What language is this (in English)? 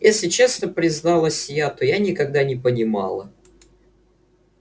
Russian